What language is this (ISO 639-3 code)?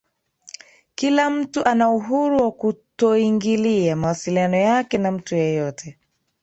swa